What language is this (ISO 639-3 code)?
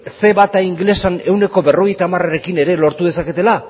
eus